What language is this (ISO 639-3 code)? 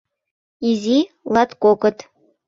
chm